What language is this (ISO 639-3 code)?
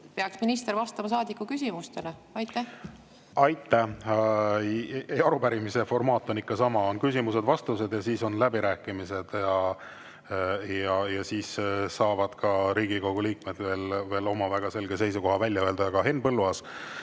est